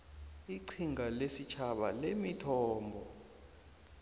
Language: South Ndebele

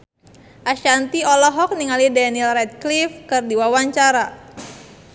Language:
Sundanese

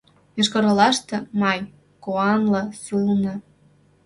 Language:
Mari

